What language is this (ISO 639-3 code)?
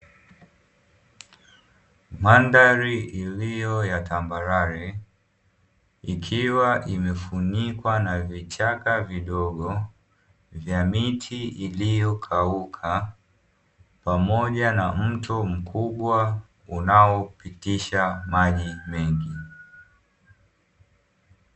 swa